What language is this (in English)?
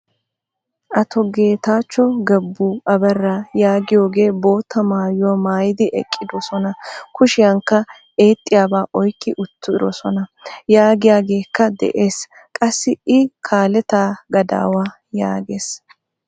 Wolaytta